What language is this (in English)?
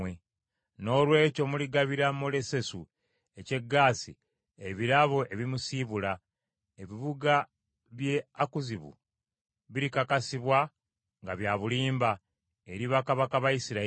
Ganda